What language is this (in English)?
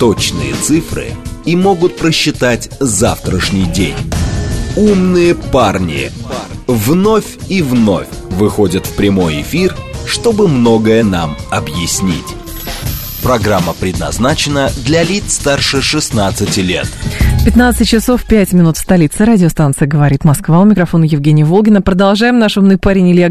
Russian